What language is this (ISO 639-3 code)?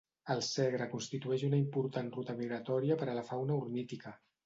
cat